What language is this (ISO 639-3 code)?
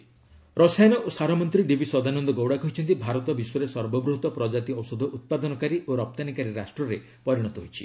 ori